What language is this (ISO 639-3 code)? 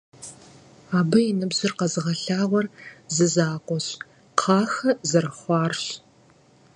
kbd